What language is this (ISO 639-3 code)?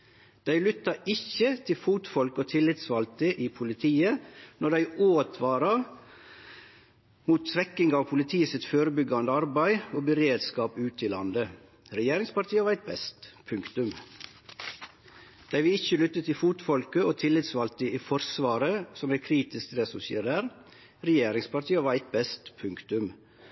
nno